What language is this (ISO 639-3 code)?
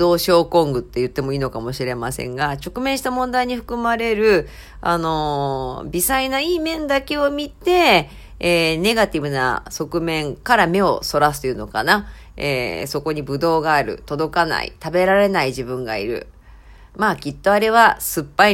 jpn